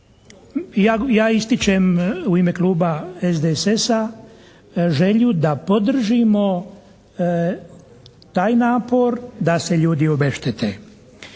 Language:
Croatian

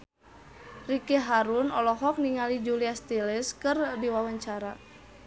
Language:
Sundanese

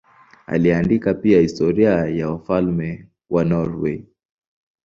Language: Swahili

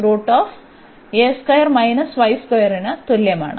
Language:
Malayalam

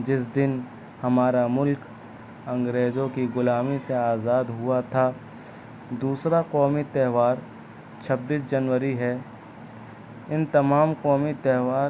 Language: Urdu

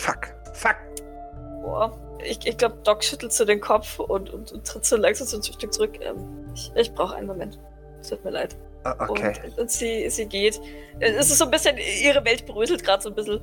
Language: German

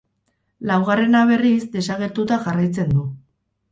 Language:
Basque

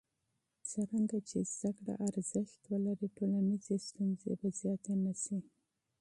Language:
Pashto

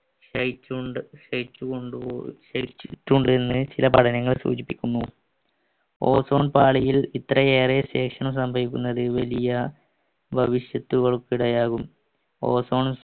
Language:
Malayalam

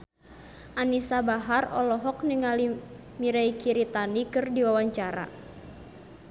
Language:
Sundanese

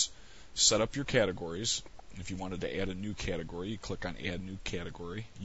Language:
English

